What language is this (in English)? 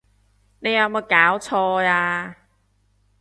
Cantonese